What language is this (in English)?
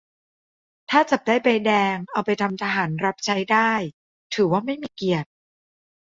Thai